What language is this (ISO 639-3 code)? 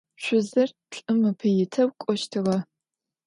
ady